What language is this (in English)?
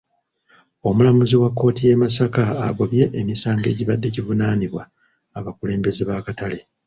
Ganda